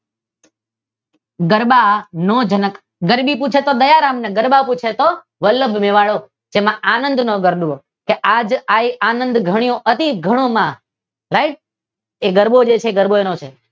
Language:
Gujarati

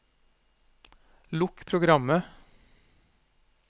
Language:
Norwegian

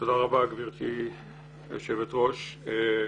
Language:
Hebrew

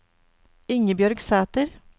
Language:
Norwegian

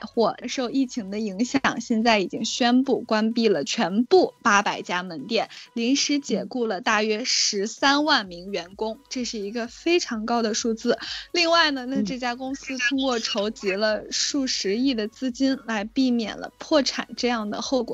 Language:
Chinese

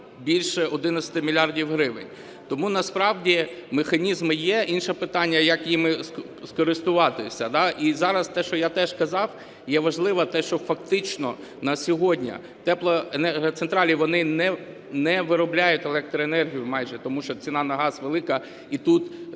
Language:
Ukrainian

